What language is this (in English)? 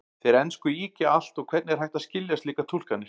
Icelandic